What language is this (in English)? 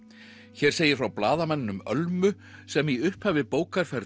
Icelandic